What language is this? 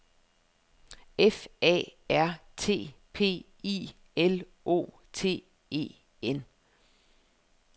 Danish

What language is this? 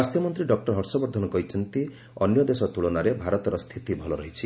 Odia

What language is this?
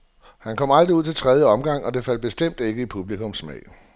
Danish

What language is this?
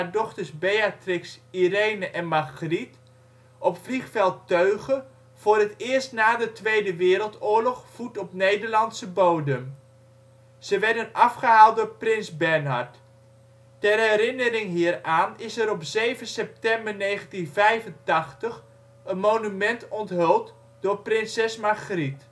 Dutch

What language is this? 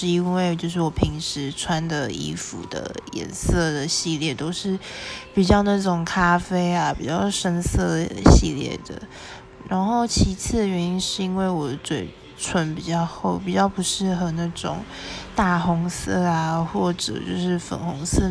Chinese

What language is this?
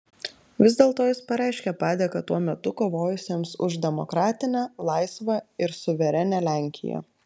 Lithuanian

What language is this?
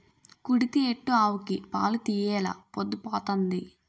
Telugu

